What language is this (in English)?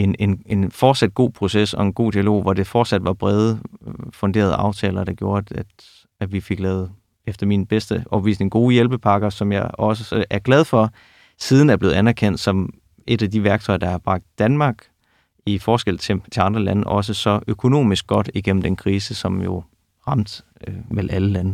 Danish